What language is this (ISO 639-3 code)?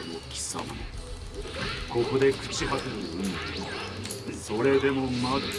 jpn